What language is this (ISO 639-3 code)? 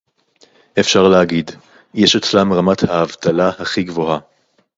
heb